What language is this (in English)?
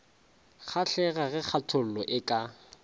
Northern Sotho